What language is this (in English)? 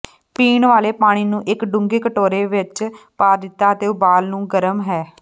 Punjabi